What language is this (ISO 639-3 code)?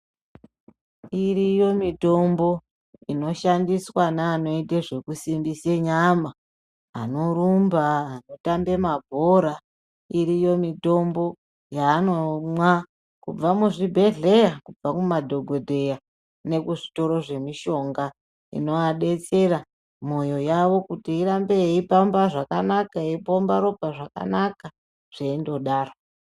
ndc